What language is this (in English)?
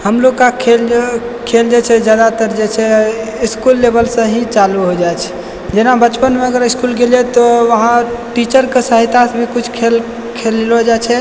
Maithili